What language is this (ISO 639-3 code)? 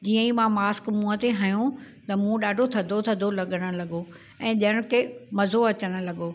snd